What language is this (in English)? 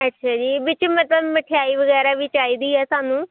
Punjabi